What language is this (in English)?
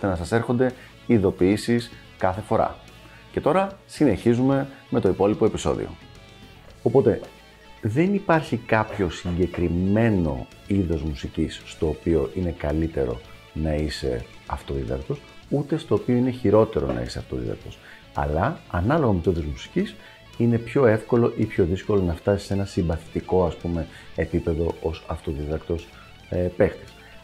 Greek